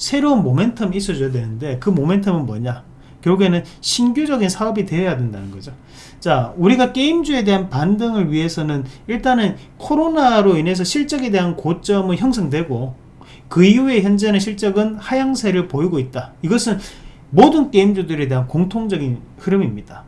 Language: Korean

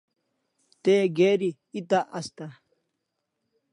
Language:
Kalasha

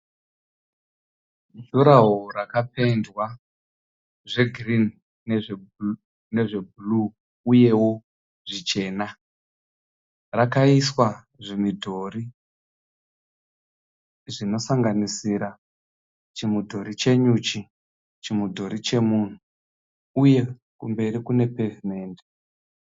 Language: Shona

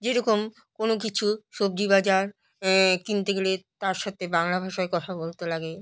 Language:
Bangla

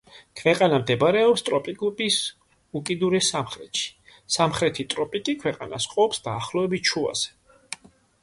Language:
Georgian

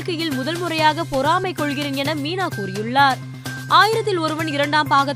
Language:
Tamil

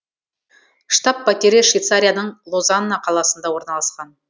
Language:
Kazakh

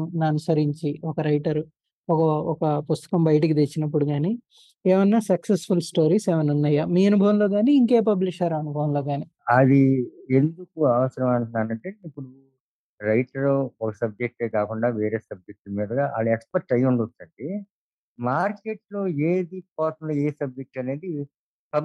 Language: Telugu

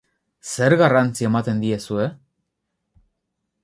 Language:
Basque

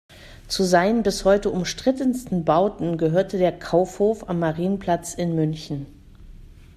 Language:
German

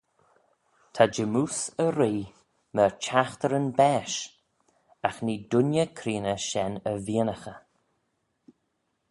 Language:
Manx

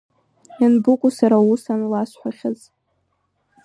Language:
Abkhazian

